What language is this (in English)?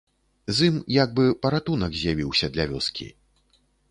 Belarusian